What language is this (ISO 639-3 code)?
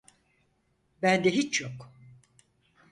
tur